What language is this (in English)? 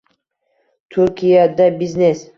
Uzbek